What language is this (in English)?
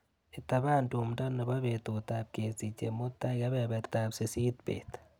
Kalenjin